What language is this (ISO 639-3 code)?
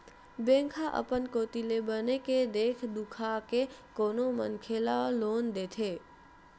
hne